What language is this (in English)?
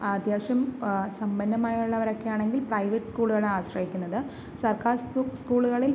Malayalam